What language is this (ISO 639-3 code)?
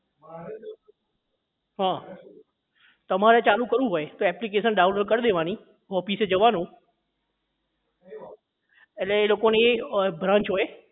guj